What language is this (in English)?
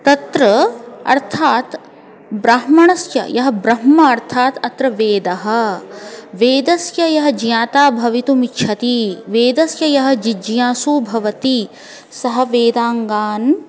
Sanskrit